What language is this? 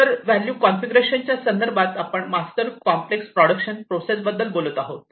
Marathi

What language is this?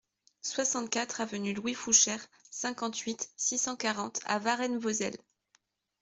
French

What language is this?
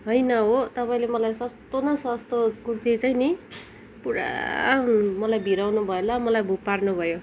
Nepali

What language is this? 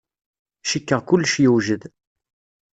Kabyle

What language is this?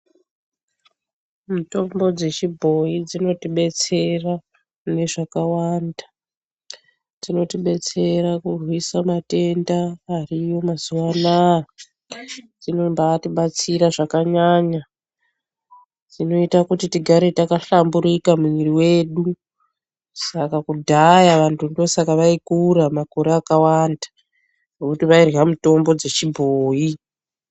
Ndau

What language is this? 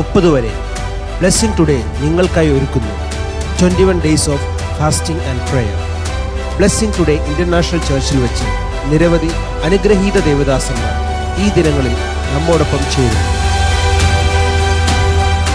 Malayalam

